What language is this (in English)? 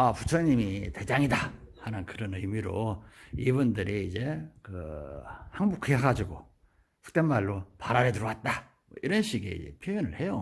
Korean